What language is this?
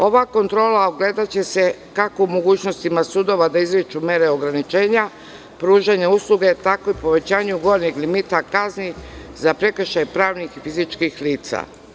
Serbian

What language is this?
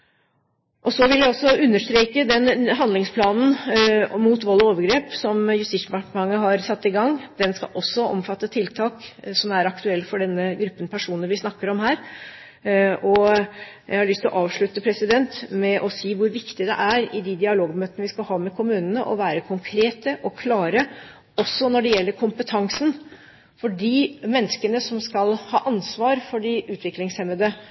Norwegian Bokmål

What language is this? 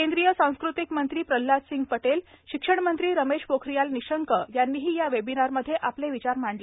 Marathi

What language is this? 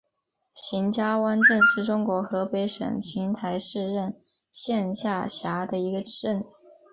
Chinese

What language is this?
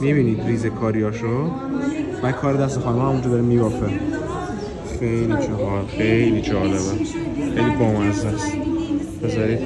Persian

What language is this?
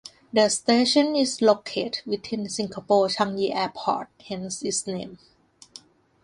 English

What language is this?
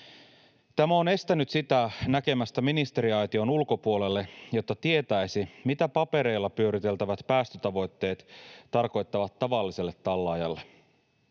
Finnish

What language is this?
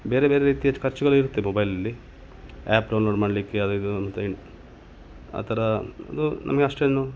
Kannada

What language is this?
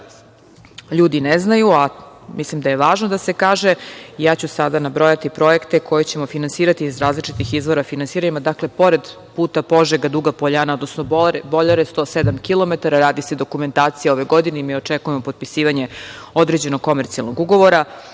Serbian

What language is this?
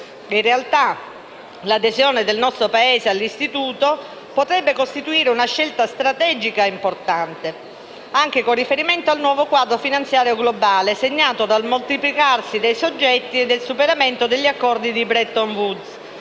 Italian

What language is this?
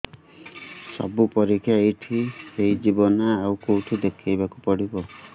Odia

